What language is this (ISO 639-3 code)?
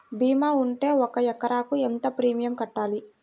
tel